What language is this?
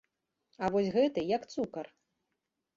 Belarusian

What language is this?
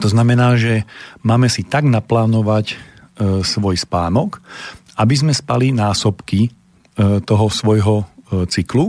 Slovak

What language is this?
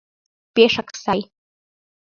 Mari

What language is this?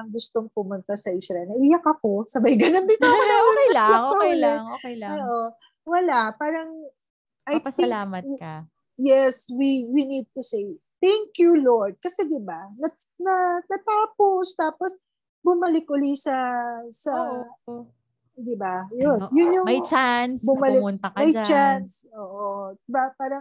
Filipino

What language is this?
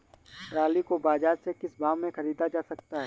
Hindi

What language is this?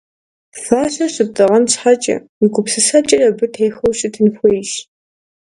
Kabardian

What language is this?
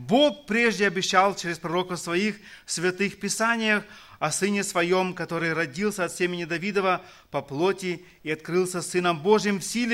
Russian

